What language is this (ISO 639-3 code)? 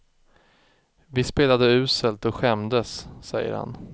swe